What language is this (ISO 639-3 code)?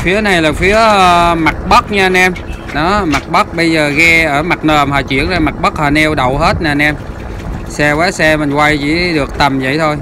vie